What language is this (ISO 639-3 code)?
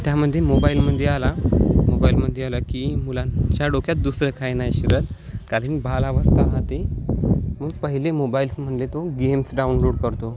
mar